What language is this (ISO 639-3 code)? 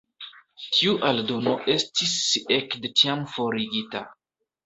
epo